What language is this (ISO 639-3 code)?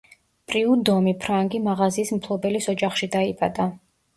kat